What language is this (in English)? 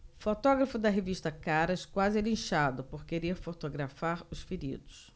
Portuguese